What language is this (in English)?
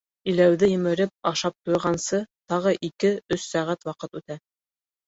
Bashkir